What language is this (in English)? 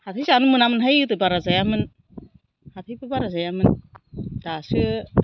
Bodo